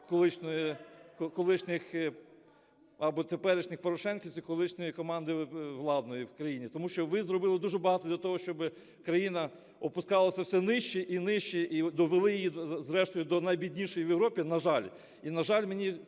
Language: Ukrainian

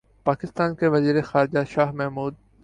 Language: Urdu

